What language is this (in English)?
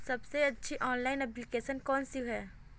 Hindi